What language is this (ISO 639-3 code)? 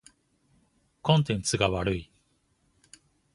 jpn